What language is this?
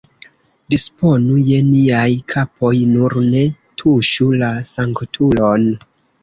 Esperanto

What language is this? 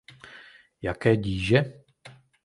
Czech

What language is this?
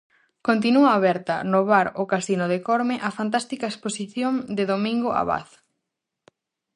Galician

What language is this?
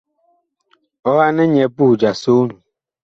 Bakoko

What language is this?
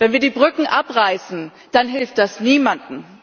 German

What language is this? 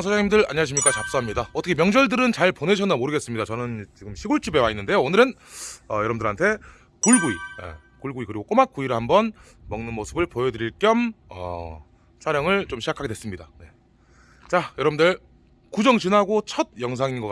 Korean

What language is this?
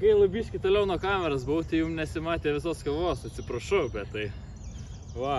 Lithuanian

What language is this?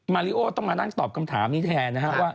Thai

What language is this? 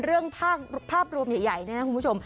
Thai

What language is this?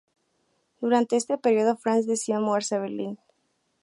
Spanish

